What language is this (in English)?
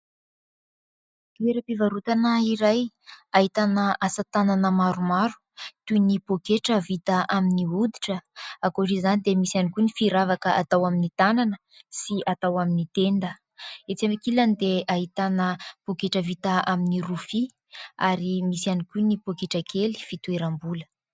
Malagasy